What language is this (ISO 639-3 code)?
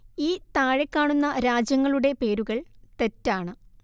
mal